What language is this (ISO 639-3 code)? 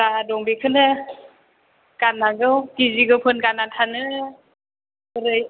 brx